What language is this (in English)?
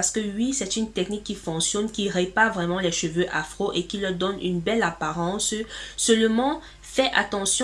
French